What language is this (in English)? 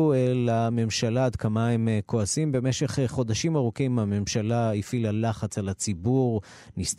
Hebrew